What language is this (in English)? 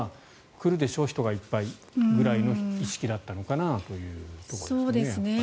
Japanese